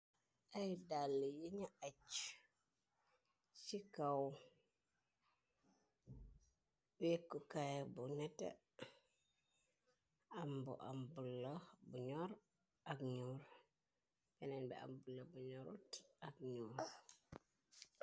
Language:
Wolof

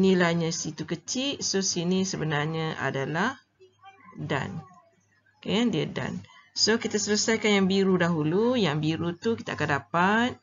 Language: Malay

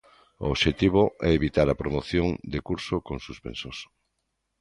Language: Galician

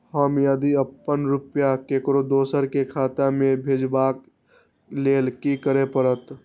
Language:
Maithili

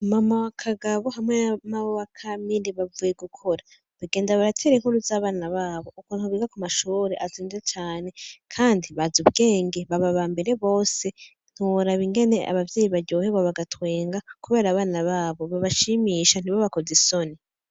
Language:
Rundi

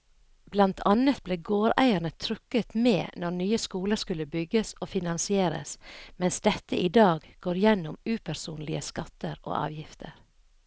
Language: Norwegian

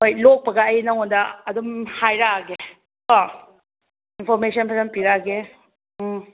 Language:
Manipuri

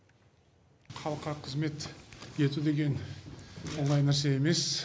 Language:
Kazakh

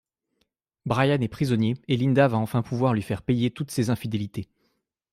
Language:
French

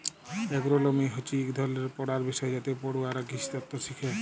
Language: Bangla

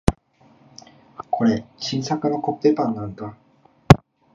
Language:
Japanese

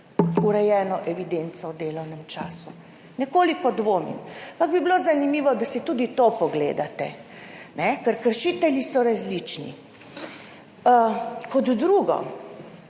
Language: Slovenian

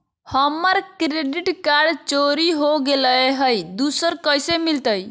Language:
Magahi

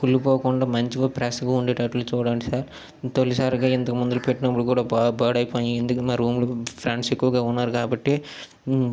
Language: Telugu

